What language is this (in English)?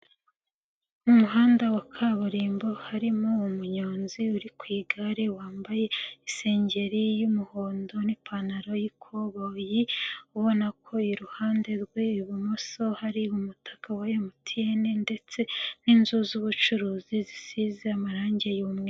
Kinyarwanda